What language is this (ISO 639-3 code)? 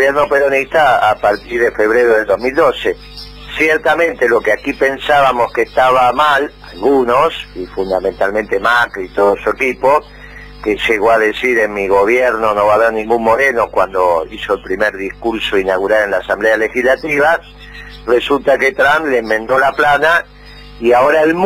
spa